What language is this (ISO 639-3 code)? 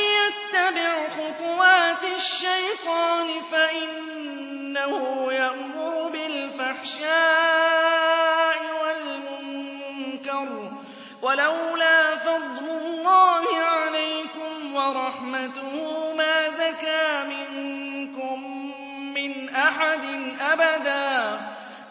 ara